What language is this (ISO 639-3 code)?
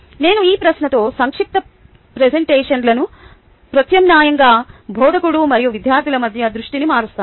tel